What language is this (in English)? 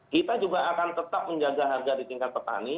Indonesian